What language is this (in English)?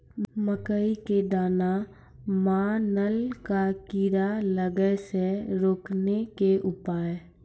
Maithili